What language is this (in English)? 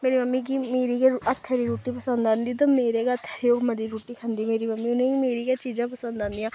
Dogri